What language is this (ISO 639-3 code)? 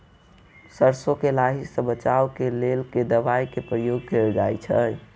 mai